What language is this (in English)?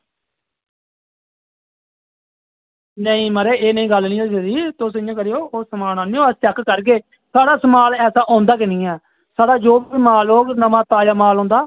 Dogri